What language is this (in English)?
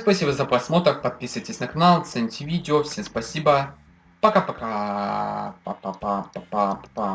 Russian